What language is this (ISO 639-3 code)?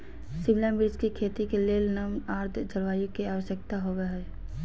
mag